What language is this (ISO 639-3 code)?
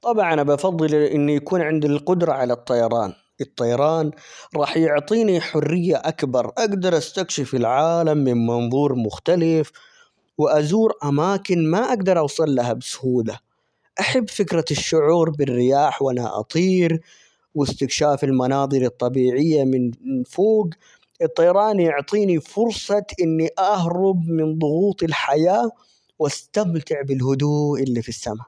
acx